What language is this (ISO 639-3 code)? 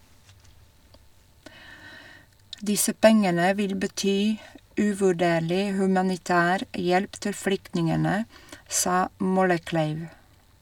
nor